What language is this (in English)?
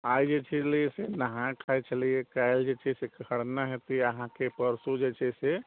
Maithili